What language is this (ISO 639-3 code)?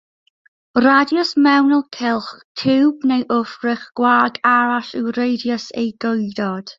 cym